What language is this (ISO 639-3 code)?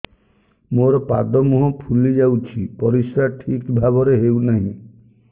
ori